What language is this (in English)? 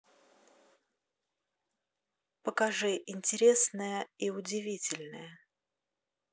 Russian